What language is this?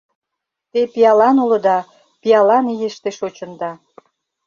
Mari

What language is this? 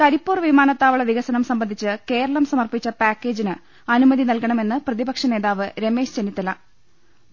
Malayalam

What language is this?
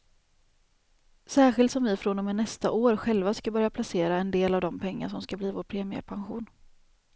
Swedish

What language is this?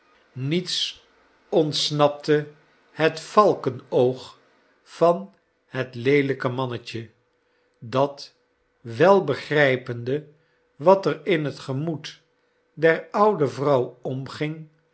Dutch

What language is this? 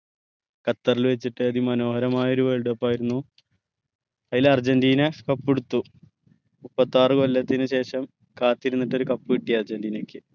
Malayalam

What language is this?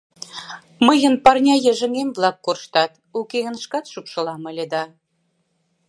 Mari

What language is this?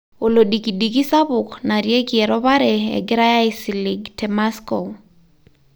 Masai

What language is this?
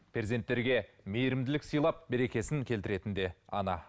Kazakh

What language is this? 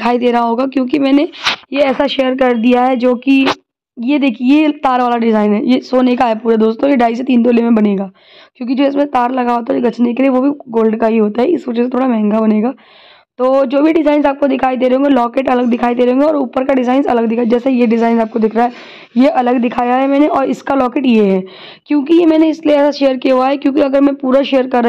Hindi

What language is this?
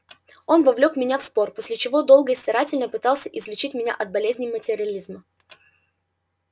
Russian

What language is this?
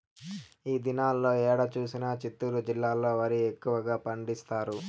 Telugu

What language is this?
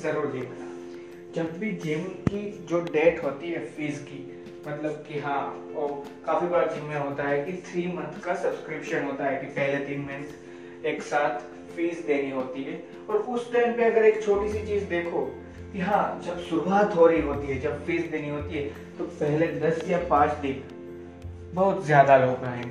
Hindi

